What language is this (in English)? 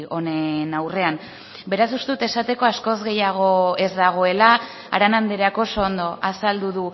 Basque